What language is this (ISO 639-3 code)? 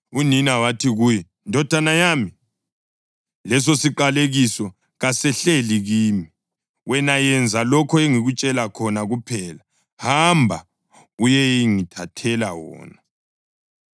nde